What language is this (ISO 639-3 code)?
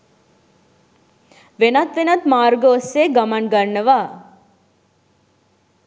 sin